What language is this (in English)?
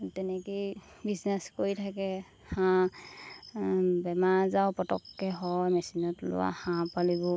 Assamese